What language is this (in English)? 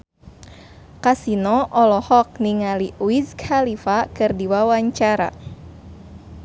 Sundanese